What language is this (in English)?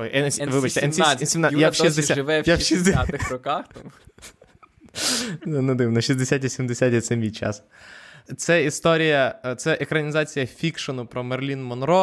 Ukrainian